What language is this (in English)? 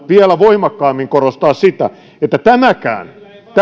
Finnish